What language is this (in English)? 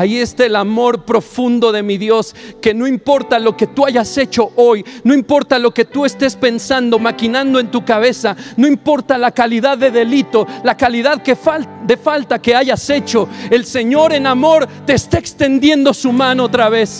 Spanish